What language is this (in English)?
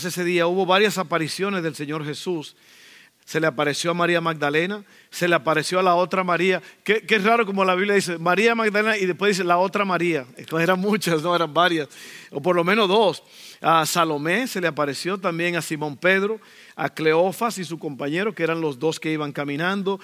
Spanish